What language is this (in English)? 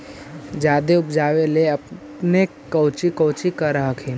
Magahi